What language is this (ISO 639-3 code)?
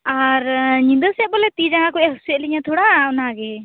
sat